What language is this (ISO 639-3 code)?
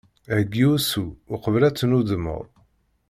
kab